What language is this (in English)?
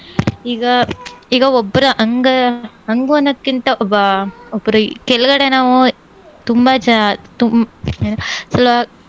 Kannada